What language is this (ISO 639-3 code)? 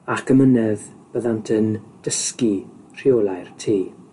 cym